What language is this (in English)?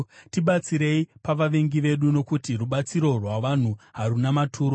Shona